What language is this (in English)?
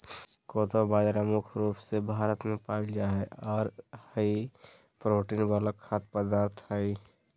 Magahi